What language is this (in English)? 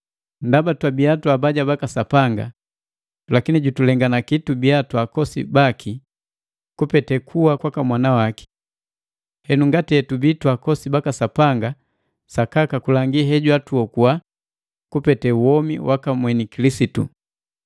Matengo